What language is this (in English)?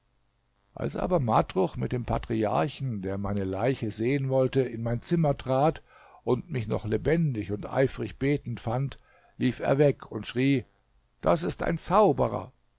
German